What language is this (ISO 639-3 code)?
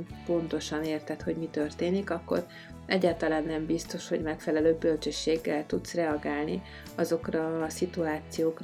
hun